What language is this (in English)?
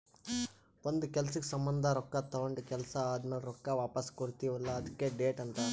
Kannada